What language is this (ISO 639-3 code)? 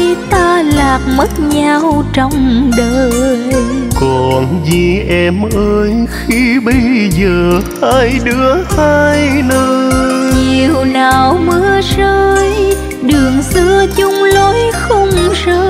vie